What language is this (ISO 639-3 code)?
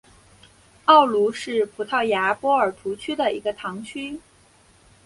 zho